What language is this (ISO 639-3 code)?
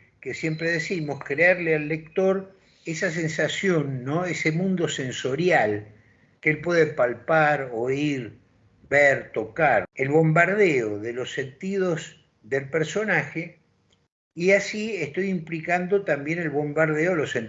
spa